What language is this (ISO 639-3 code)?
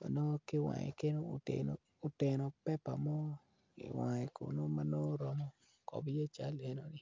ach